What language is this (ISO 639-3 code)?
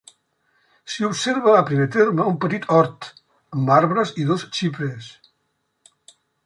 cat